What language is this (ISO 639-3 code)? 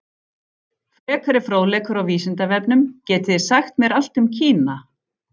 isl